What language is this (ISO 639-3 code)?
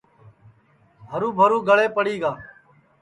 ssi